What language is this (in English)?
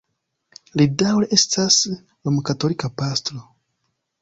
Esperanto